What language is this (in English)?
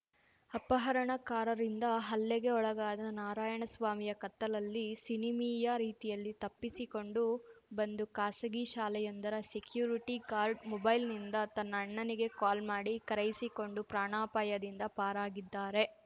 Kannada